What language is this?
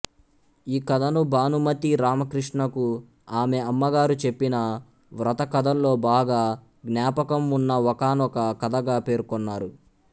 Telugu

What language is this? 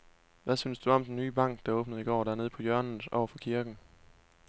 Danish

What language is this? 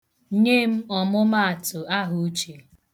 Igbo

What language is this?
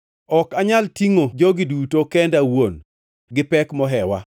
Luo (Kenya and Tanzania)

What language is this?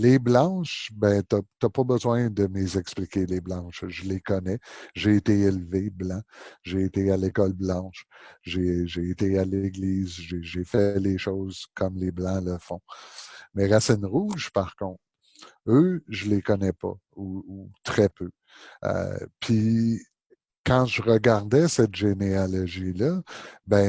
French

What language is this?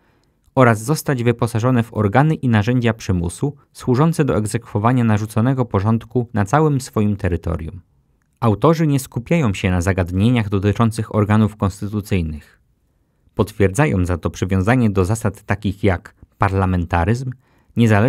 Polish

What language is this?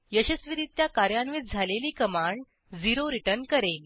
Marathi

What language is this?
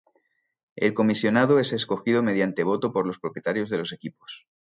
Spanish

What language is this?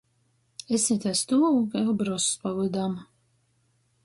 Latgalian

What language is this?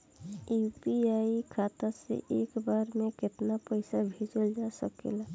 Bhojpuri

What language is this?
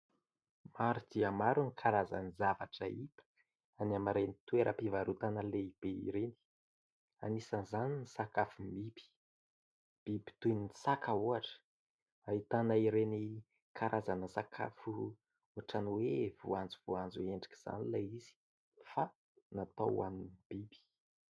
Malagasy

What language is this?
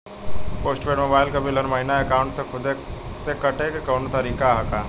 Bhojpuri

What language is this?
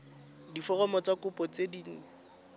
Tswana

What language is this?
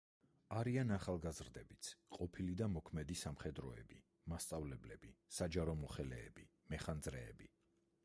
Georgian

